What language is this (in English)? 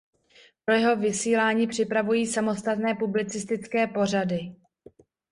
Czech